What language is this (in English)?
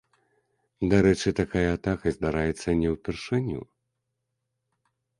Belarusian